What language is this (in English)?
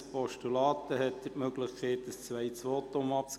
Swiss German